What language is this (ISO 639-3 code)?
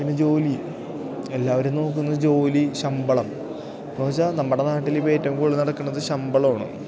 mal